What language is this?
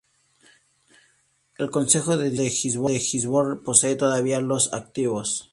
Spanish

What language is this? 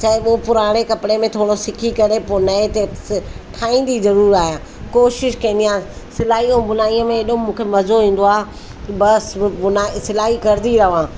Sindhi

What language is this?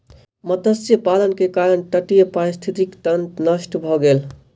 Maithili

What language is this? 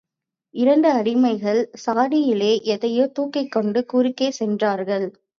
Tamil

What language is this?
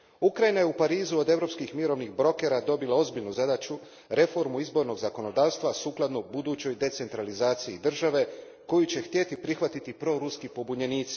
Croatian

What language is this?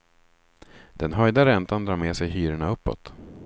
Swedish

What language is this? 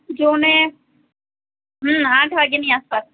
Gujarati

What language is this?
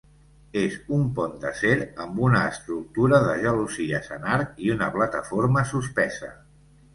Catalan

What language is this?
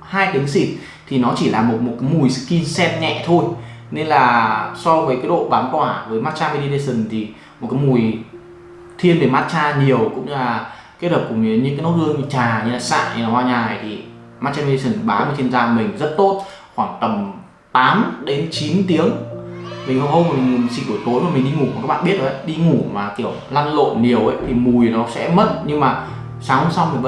Vietnamese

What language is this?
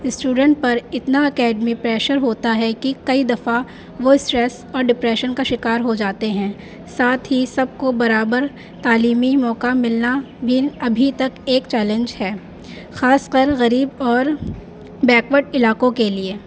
Urdu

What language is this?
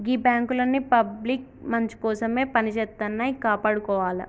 Telugu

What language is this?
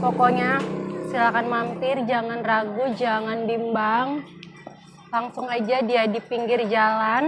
Indonesian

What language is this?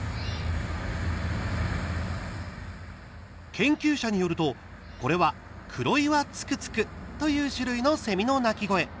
Japanese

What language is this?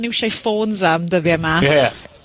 Welsh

